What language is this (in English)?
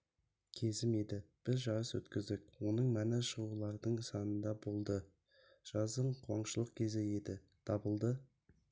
Kazakh